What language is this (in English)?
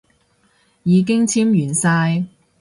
Cantonese